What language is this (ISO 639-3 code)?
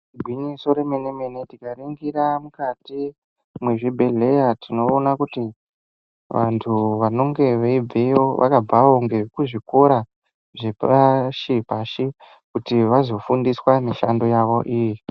ndc